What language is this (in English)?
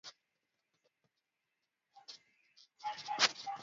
Swahili